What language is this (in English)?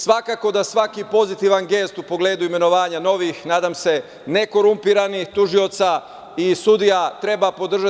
Serbian